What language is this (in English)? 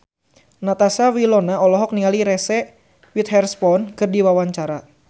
Sundanese